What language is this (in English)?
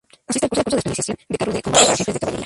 Spanish